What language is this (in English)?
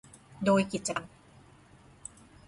Thai